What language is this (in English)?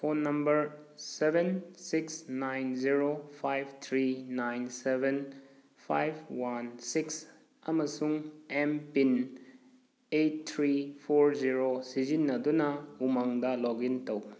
Manipuri